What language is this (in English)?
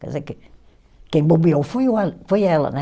Portuguese